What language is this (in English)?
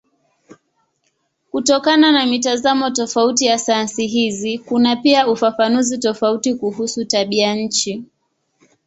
Swahili